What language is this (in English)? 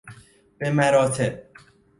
Persian